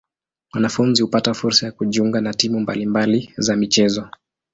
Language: Swahili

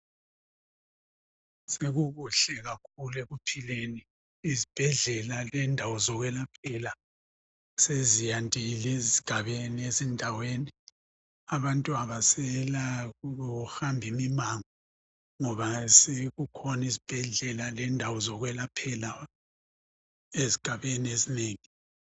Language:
North Ndebele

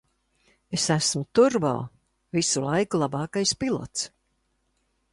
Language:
Latvian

